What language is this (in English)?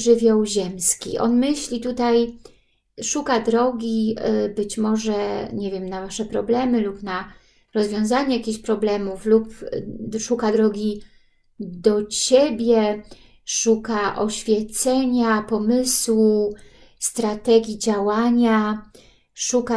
Polish